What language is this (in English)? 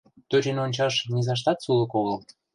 Mari